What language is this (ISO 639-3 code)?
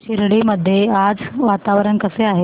mar